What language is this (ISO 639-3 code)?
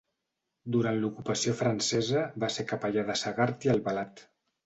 cat